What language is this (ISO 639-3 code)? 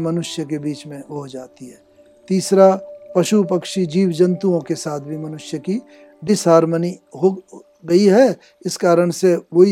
hin